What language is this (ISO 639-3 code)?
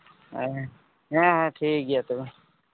sat